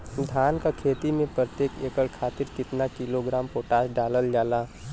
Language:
Bhojpuri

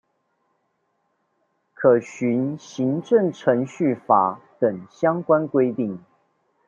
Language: Chinese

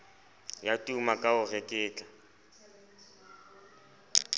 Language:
Southern Sotho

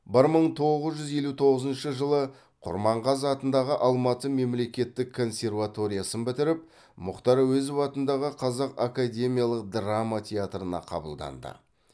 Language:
Kazakh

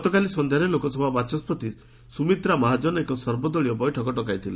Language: Odia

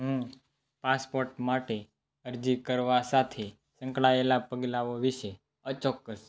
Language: Gujarati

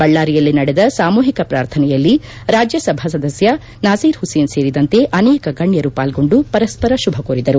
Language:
Kannada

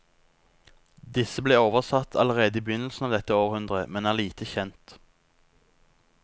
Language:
Norwegian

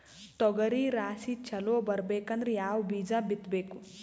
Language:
Kannada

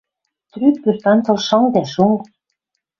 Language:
Western Mari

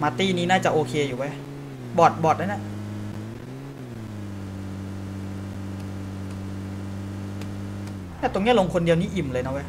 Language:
Thai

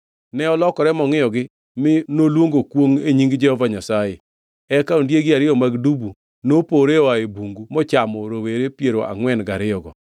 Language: Luo (Kenya and Tanzania)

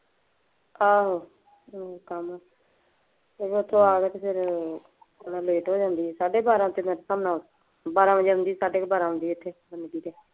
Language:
Punjabi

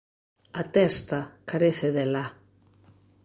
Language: Galician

